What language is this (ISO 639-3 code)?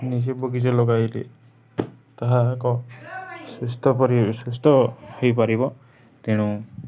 ori